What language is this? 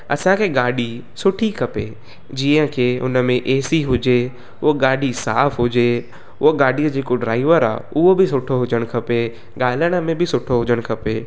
Sindhi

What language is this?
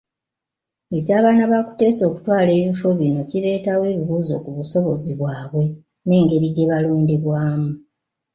Ganda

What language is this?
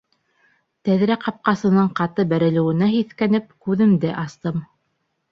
Bashkir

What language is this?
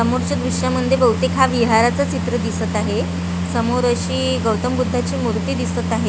Marathi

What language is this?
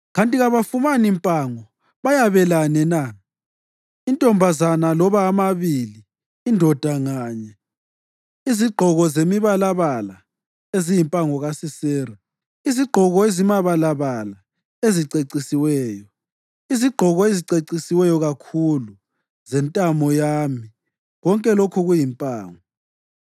North Ndebele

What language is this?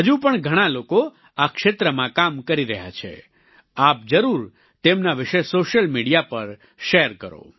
Gujarati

